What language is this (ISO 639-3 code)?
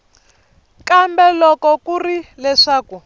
tso